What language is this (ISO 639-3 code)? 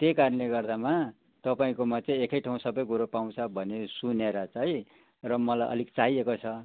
nep